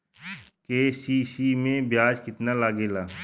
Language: Bhojpuri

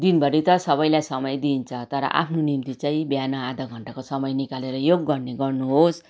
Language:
Nepali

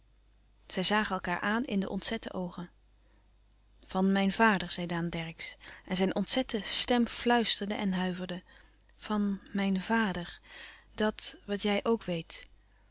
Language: Dutch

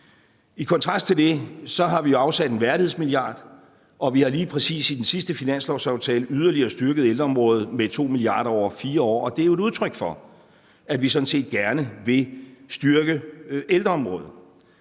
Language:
Danish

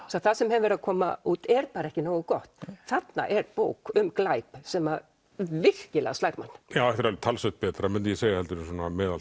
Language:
Icelandic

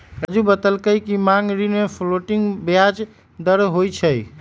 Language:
Magahi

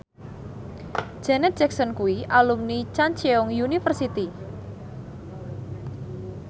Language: Javanese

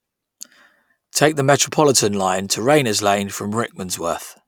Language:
English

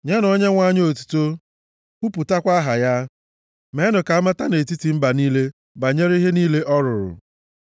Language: Igbo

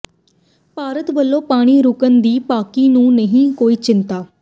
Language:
Punjabi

